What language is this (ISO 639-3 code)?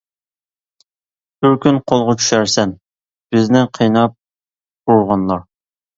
uig